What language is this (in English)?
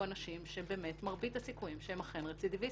Hebrew